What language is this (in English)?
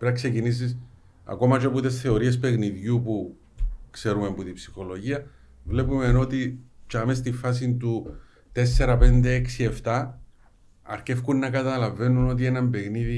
Greek